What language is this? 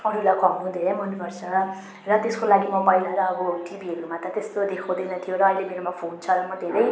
Nepali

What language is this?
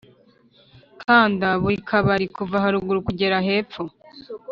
Kinyarwanda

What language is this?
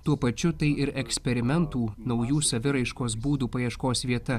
Lithuanian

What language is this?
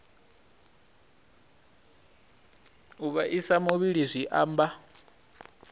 Venda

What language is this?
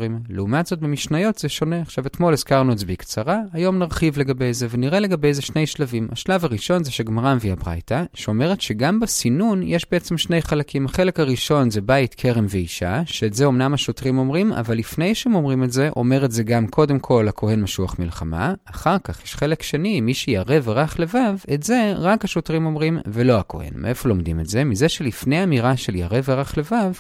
Hebrew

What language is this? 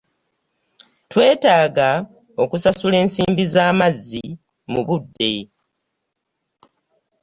Ganda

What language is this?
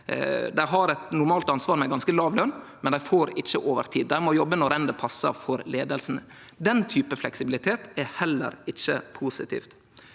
Norwegian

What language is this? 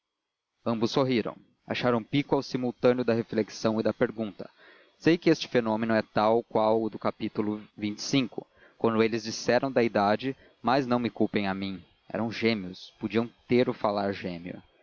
Portuguese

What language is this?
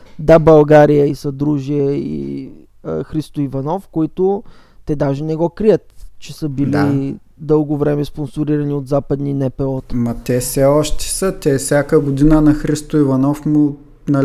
Bulgarian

